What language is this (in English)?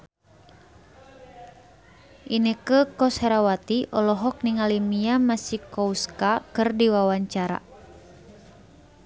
Sundanese